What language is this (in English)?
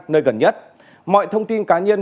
Vietnamese